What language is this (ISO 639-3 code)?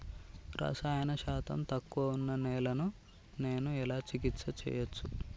tel